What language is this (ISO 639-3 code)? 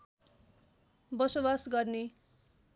nep